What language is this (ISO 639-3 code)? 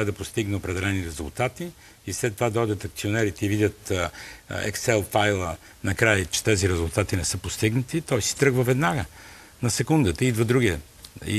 bul